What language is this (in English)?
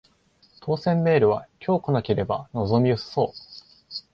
Japanese